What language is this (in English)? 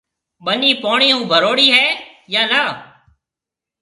Marwari (Pakistan)